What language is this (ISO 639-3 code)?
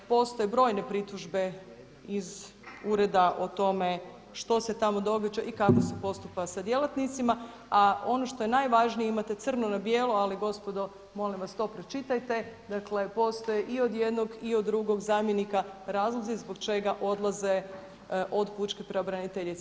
hrv